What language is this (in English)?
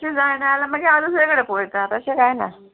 Konkani